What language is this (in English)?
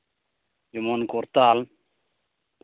Santali